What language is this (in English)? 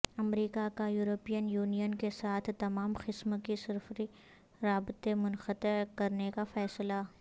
Urdu